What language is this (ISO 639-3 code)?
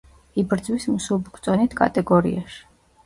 kat